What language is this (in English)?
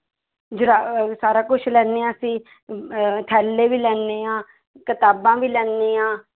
Punjabi